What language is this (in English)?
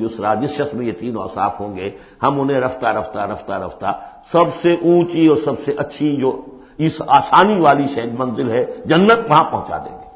Urdu